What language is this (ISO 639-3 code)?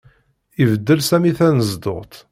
kab